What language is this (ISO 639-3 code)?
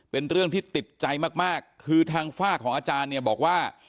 tha